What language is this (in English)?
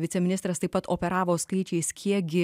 Lithuanian